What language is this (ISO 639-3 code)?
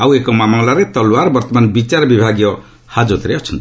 ori